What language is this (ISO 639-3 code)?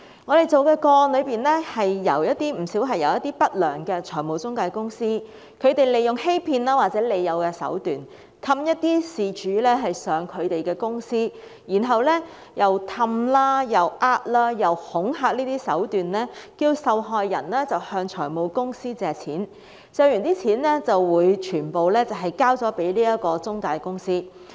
yue